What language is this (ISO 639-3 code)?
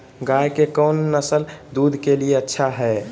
mag